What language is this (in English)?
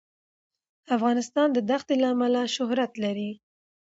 Pashto